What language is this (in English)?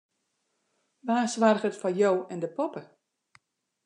Western Frisian